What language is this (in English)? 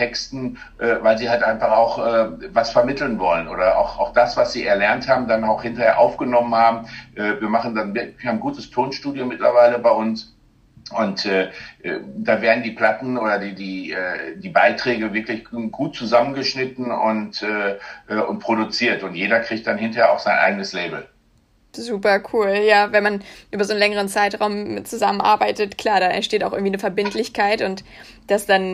German